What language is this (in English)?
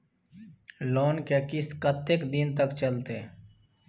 Maithili